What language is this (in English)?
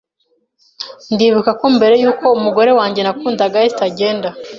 Kinyarwanda